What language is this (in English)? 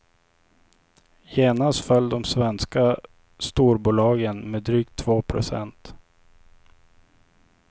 Swedish